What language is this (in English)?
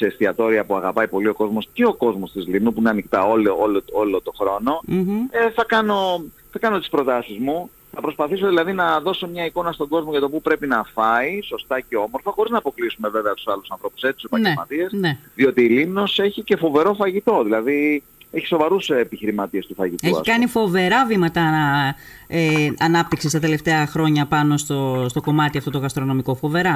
Greek